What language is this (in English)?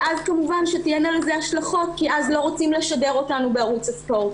Hebrew